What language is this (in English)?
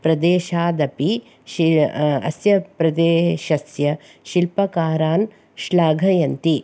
Sanskrit